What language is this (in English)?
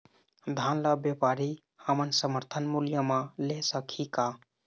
Chhattisgarhi